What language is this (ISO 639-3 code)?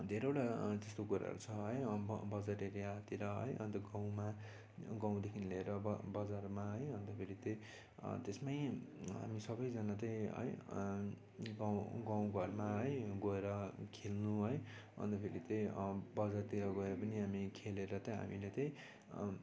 nep